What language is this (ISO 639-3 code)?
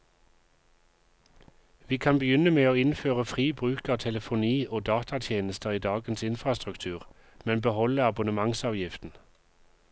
nor